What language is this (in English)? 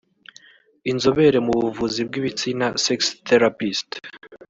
Kinyarwanda